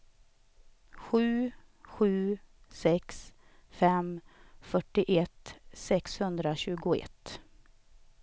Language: Swedish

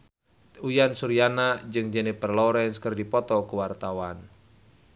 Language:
Sundanese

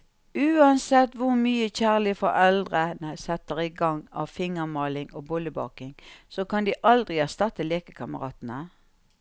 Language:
Norwegian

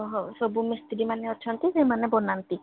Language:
Odia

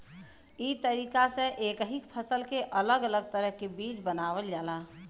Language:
Bhojpuri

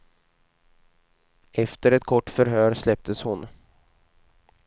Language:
Swedish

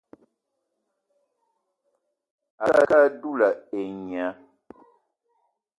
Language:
Eton (Cameroon)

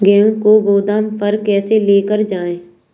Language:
Hindi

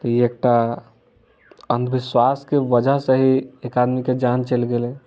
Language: Maithili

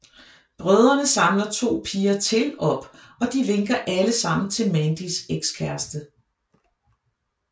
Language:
Danish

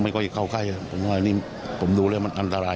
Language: Thai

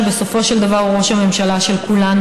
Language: Hebrew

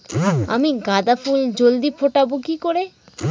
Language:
Bangla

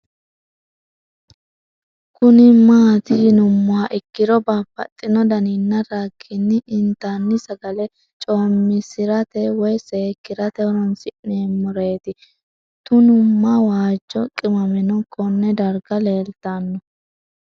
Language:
Sidamo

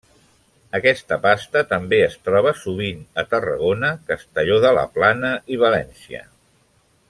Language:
Catalan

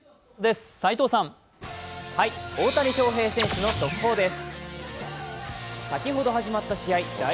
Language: Japanese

